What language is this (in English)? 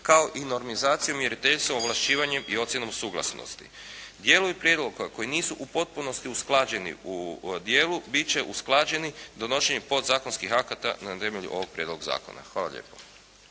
Croatian